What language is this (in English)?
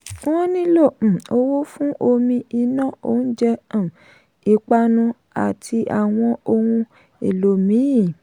Yoruba